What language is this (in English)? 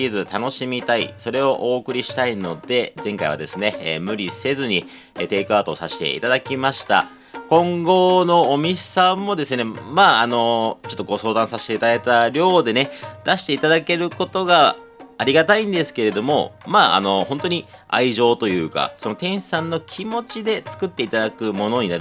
Japanese